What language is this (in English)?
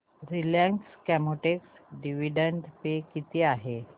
Marathi